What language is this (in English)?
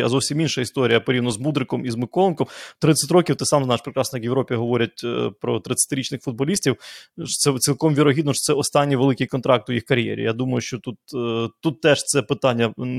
Ukrainian